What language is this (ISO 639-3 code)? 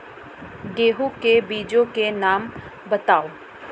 hin